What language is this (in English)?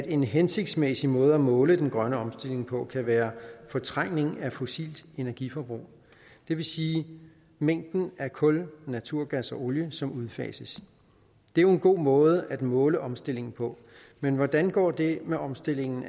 Danish